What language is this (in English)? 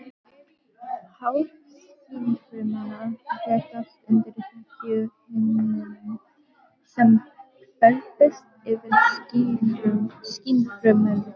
Icelandic